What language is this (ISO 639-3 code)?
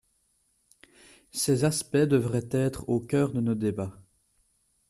fra